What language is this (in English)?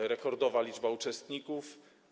Polish